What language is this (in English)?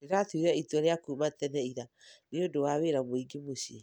Kikuyu